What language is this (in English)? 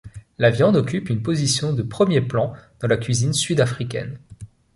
French